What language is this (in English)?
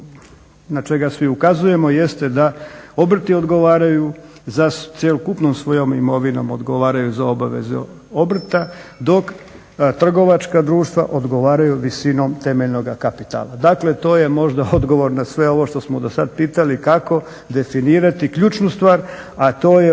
Croatian